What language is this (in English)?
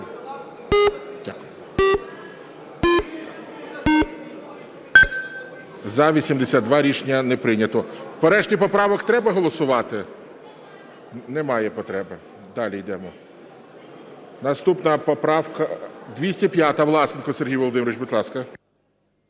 Ukrainian